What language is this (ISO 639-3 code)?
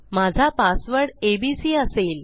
mar